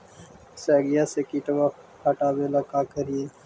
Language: Magahi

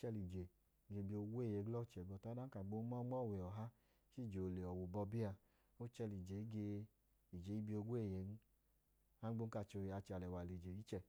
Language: Idoma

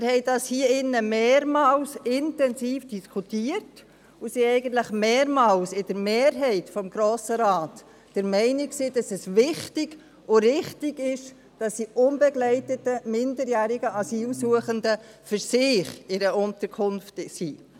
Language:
Swiss German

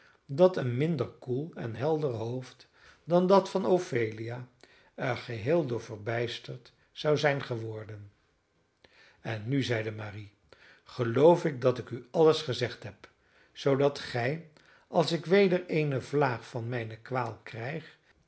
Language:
Dutch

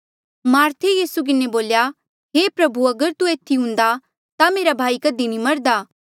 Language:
Mandeali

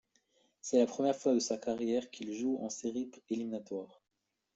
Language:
French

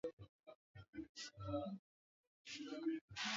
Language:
Swahili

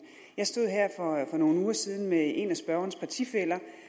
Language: Danish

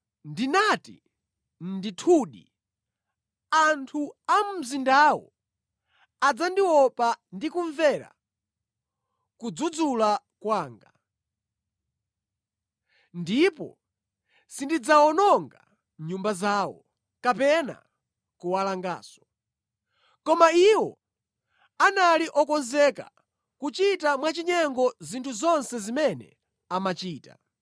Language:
Nyanja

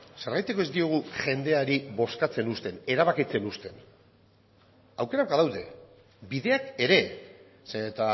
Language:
Basque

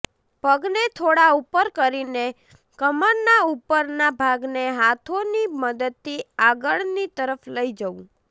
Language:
Gujarati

